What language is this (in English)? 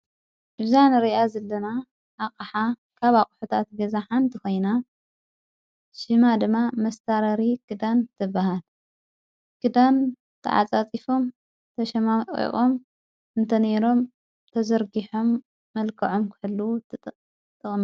Tigrinya